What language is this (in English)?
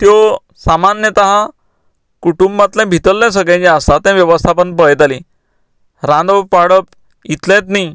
Konkani